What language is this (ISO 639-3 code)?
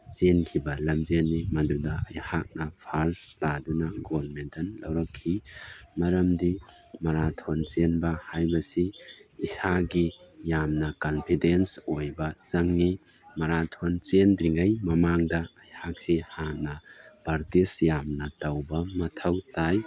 mni